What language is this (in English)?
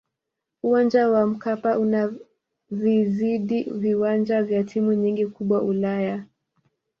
Swahili